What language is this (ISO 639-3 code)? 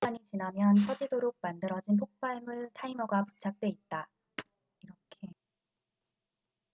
kor